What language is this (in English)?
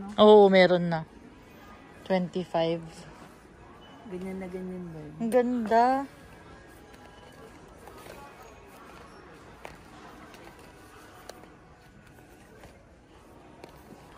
Filipino